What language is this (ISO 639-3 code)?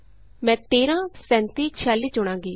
pan